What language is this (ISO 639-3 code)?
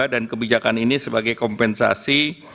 ind